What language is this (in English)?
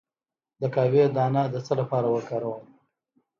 Pashto